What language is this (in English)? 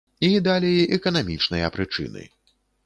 Belarusian